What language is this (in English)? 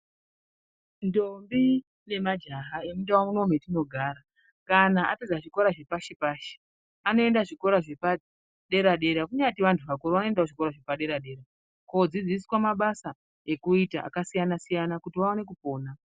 Ndau